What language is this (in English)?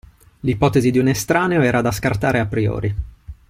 Italian